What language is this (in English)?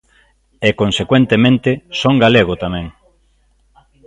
Galician